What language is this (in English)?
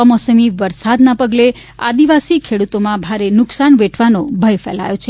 Gujarati